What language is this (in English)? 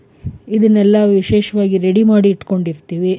Kannada